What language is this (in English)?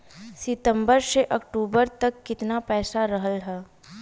Bhojpuri